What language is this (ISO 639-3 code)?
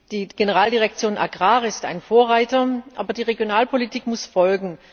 deu